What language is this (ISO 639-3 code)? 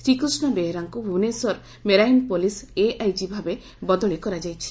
ori